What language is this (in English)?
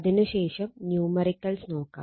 Malayalam